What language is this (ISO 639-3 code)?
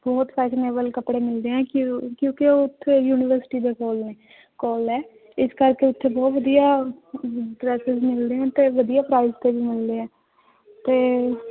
pan